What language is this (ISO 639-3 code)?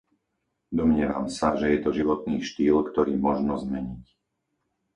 slk